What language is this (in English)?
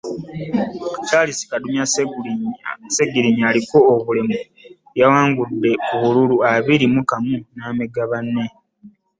Ganda